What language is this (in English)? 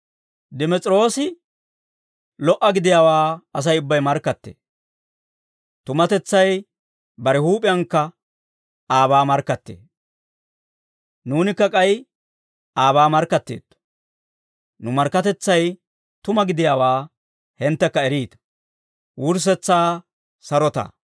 Dawro